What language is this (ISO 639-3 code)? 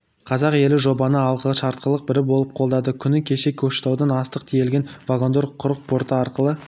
kaz